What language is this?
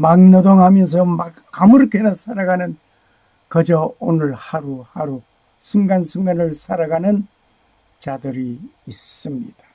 Korean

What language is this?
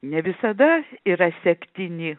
Lithuanian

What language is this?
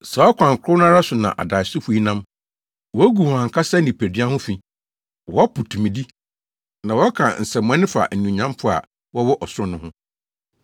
Akan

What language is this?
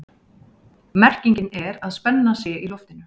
Icelandic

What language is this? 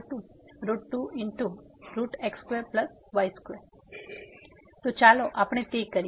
Gujarati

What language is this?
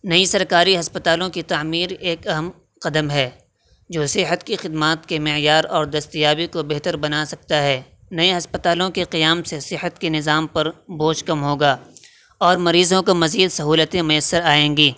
Urdu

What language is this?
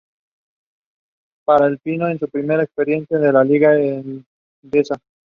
Spanish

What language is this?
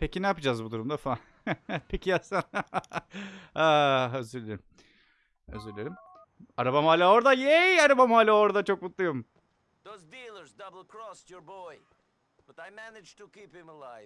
Turkish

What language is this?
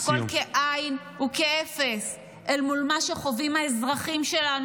Hebrew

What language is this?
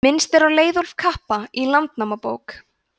Icelandic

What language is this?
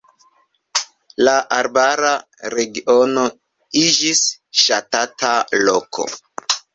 Esperanto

